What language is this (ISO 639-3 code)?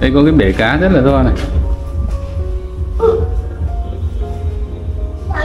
vie